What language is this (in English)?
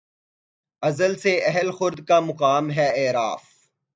Urdu